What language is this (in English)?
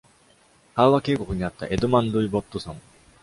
Japanese